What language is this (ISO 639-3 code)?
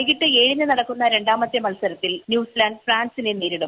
mal